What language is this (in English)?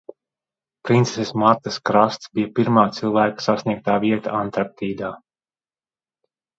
Latvian